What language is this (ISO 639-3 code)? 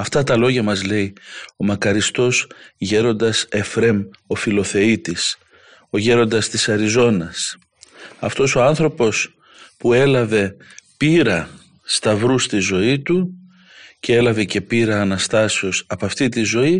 ell